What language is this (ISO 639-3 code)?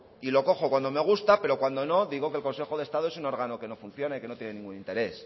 spa